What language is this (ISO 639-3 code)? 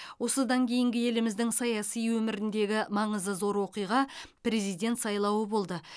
kaz